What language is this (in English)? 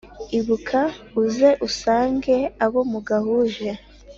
Kinyarwanda